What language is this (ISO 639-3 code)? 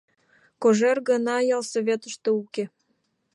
chm